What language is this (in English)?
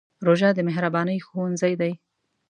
Pashto